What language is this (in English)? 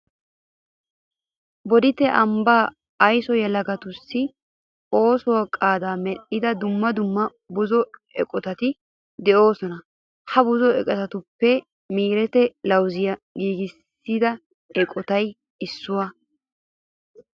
Wolaytta